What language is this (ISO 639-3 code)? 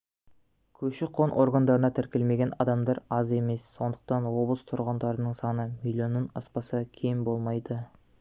kaz